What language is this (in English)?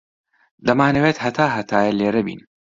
Central Kurdish